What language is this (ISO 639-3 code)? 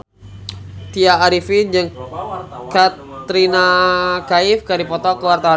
sun